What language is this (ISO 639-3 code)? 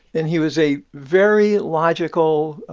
eng